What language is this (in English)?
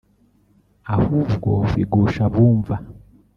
Kinyarwanda